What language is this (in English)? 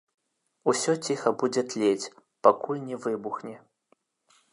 Belarusian